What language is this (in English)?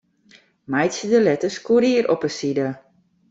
Western Frisian